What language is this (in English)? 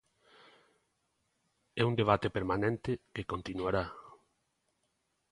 Galician